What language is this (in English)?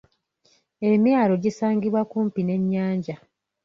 Ganda